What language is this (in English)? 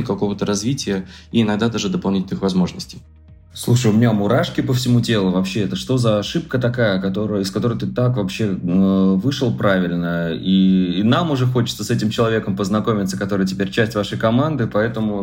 Russian